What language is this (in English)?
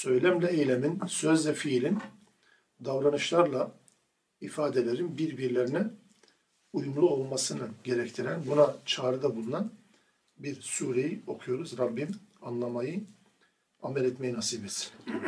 Turkish